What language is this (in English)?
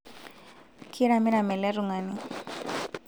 Masai